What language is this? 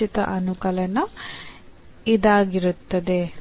Kannada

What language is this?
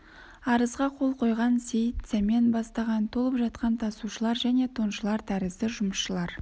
Kazakh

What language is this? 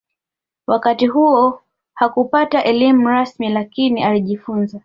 Swahili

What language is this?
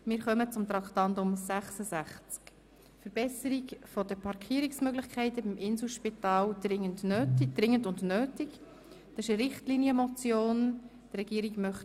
Swiss German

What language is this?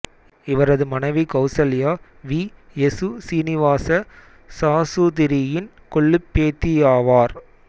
Tamil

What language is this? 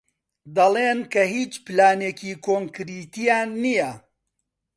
Central Kurdish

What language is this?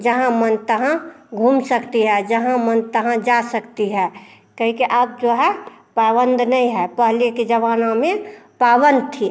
Hindi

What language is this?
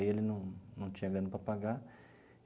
Portuguese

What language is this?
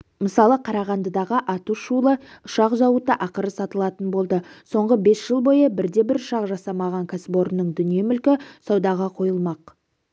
Kazakh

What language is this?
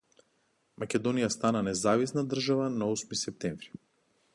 Macedonian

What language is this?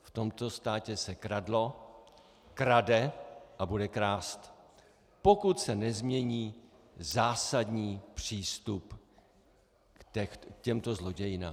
Czech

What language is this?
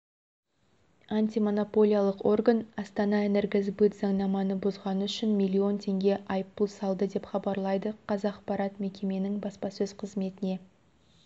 Kazakh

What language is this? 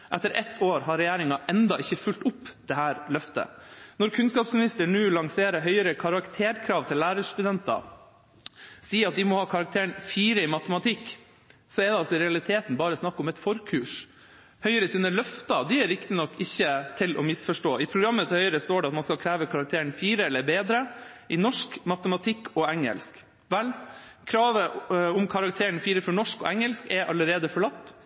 Norwegian Bokmål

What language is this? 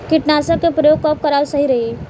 Bhojpuri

